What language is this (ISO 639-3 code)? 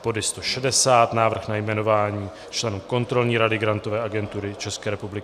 ces